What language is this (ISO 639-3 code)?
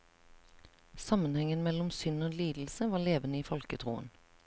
nor